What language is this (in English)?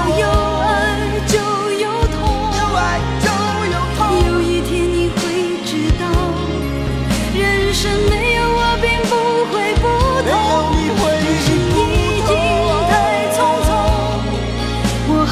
Chinese